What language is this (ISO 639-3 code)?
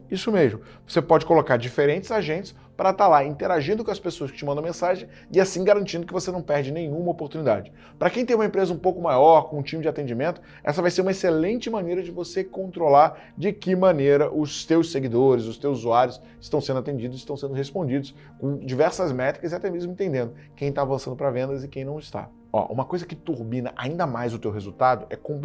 por